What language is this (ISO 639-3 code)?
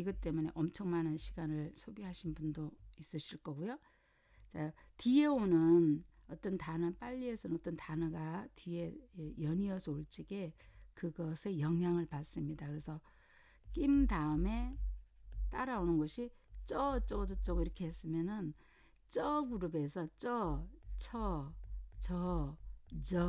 kor